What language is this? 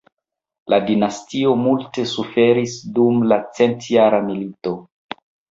Esperanto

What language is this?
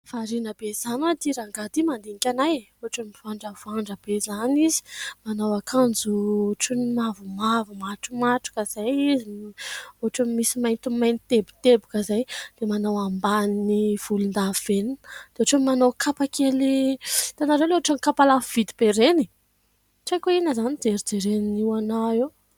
Malagasy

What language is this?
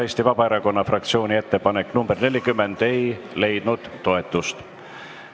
Estonian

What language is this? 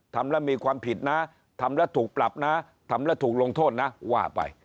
Thai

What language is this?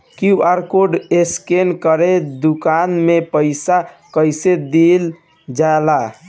Bhojpuri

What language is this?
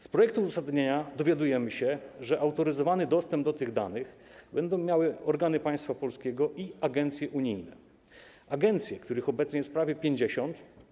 Polish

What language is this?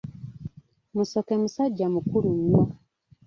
Ganda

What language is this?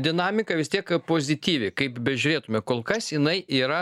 Lithuanian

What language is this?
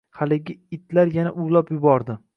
Uzbek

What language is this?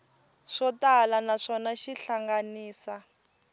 Tsonga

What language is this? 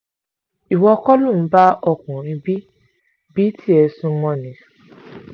Yoruba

